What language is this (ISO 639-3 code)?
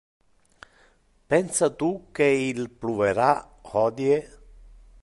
ina